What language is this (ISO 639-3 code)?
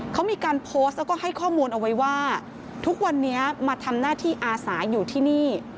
tha